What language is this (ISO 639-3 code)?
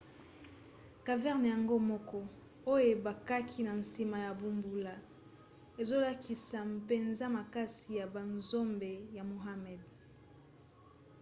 lin